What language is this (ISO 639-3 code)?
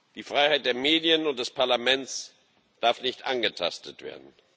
deu